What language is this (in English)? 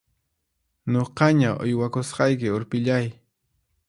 Puno Quechua